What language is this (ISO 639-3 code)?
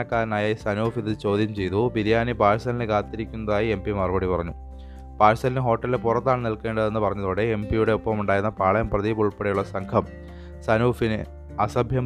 mal